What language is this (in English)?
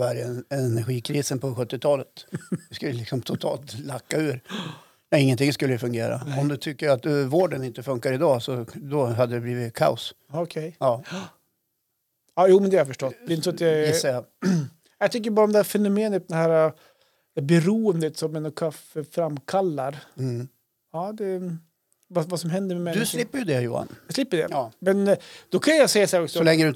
Swedish